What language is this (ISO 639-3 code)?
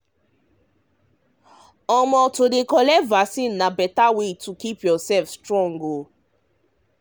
pcm